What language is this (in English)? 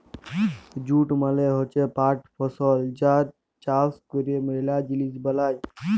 Bangla